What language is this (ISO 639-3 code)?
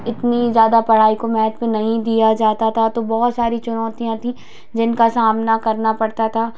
hin